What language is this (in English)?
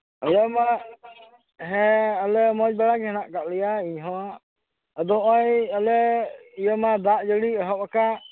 Santali